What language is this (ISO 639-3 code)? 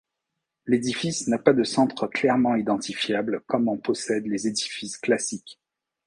fra